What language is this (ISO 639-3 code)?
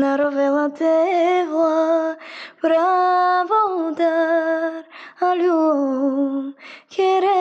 bul